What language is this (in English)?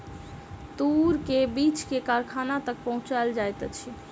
Maithili